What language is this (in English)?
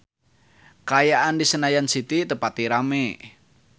Sundanese